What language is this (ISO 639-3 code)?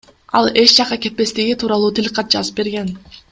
kir